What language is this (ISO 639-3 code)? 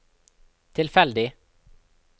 nor